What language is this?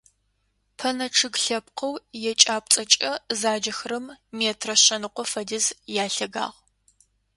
Adyghe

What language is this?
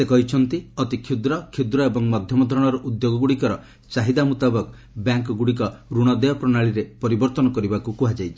Odia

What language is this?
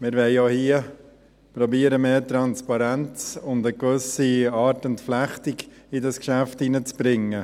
Swiss German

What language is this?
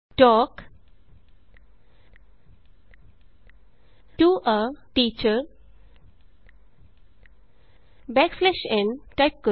Punjabi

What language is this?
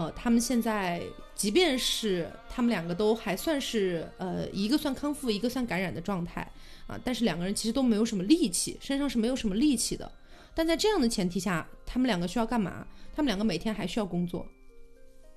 Chinese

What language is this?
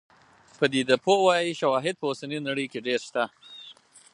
Pashto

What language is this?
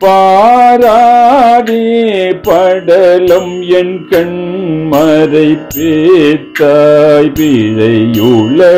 Hindi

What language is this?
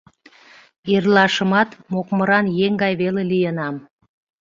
Mari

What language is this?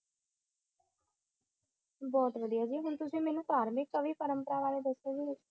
Punjabi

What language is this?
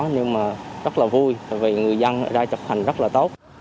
Vietnamese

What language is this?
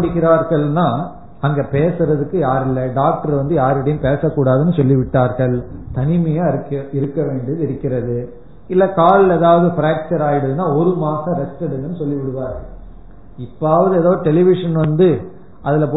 Tamil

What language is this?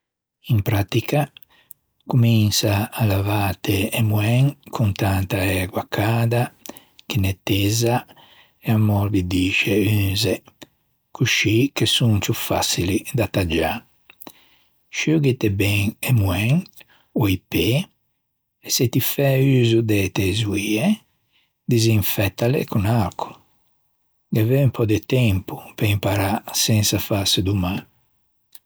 Ligurian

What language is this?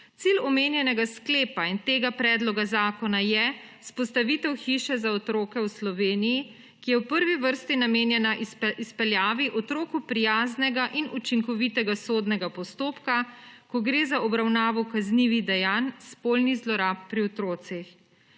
Slovenian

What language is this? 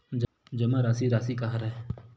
Chhattisgarhi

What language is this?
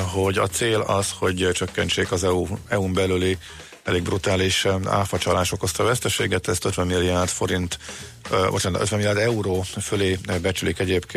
Hungarian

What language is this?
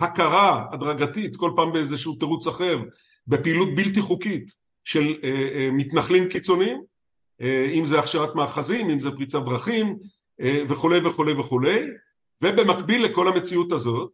Hebrew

